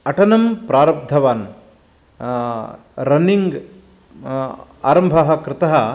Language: Sanskrit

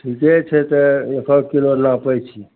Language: Maithili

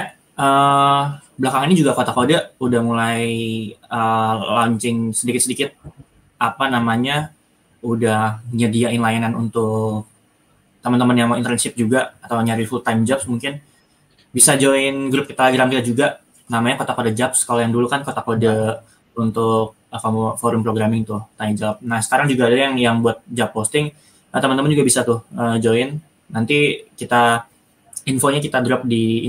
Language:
Indonesian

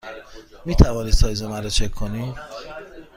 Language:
Persian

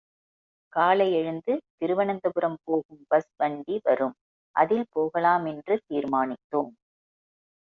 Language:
Tamil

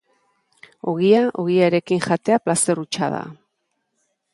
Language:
Basque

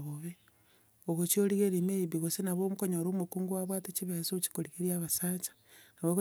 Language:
Gusii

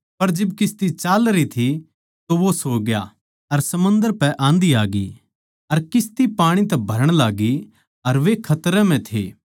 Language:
Haryanvi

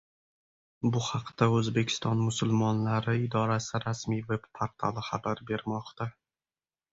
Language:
Uzbek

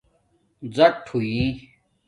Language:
Domaaki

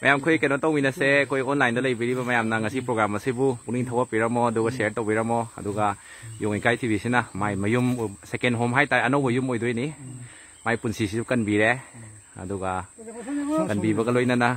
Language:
Thai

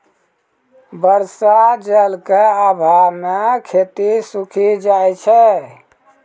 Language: Maithili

